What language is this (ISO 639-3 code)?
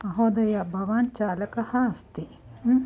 san